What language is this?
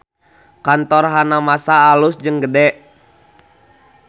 Sundanese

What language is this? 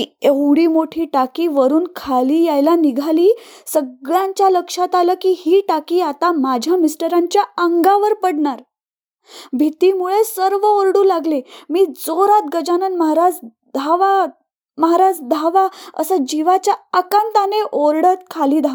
Marathi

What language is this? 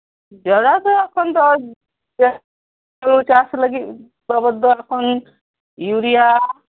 Santali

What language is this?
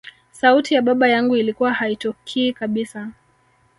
Swahili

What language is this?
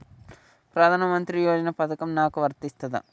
Telugu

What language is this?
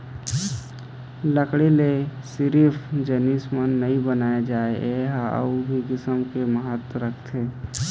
Chhattisgarhi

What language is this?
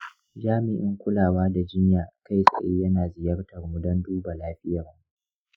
Hausa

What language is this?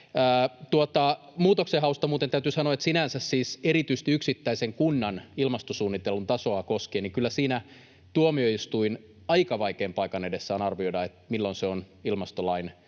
Finnish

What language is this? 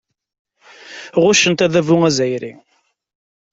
Kabyle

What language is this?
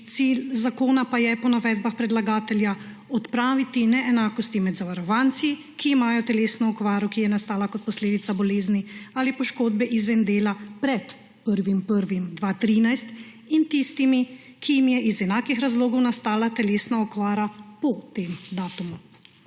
Slovenian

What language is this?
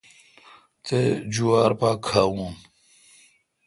Kalkoti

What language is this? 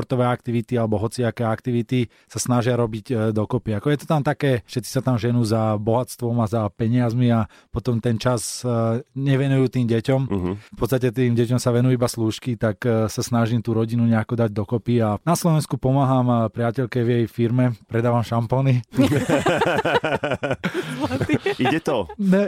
Slovak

